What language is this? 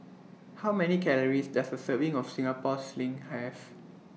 English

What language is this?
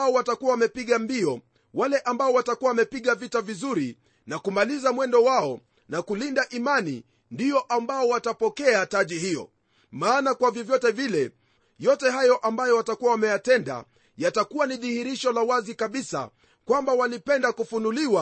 Swahili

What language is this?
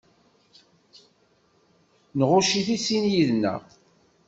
Kabyle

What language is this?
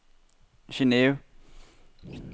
Danish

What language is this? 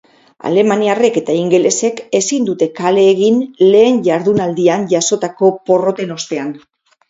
Basque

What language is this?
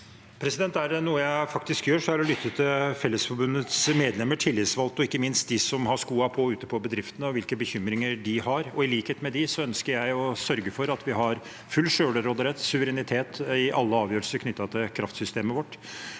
Norwegian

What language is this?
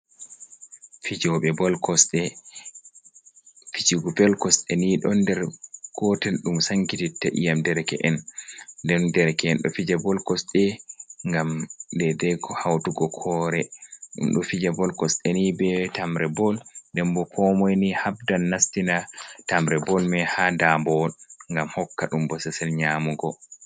Fula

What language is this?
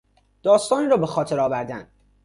Persian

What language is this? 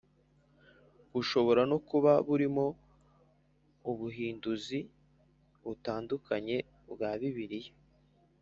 Kinyarwanda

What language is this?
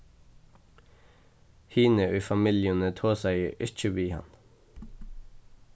Faroese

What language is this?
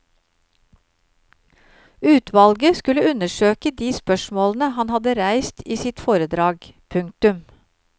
Norwegian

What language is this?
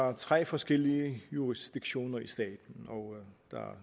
Danish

